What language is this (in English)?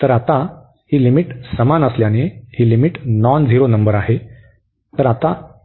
Marathi